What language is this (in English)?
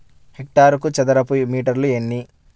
Telugu